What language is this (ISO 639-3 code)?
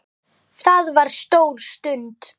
isl